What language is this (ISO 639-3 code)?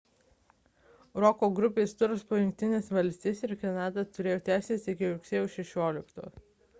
lit